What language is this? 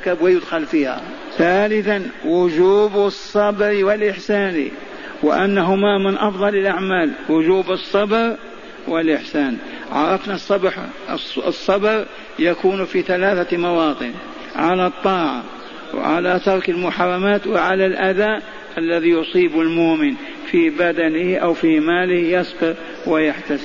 Arabic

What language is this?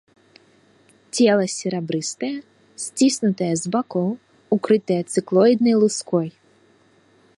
Belarusian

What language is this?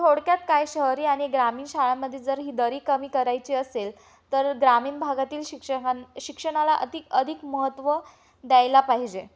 Marathi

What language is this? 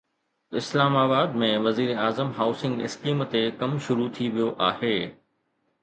Sindhi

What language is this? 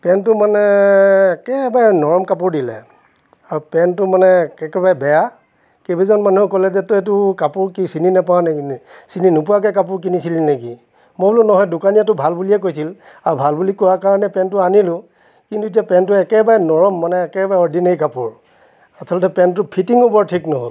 Assamese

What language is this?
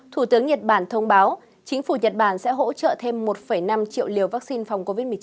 Vietnamese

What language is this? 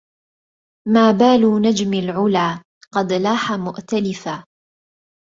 Arabic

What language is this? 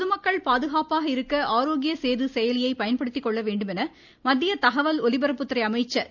Tamil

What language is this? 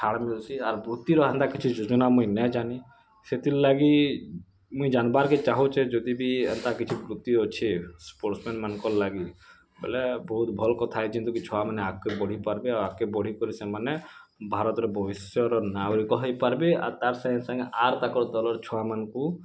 Odia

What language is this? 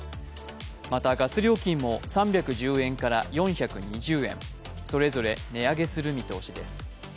Japanese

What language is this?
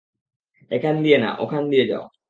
Bangla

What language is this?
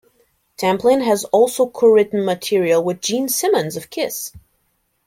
English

